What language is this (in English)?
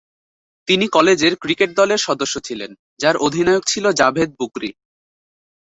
Bangla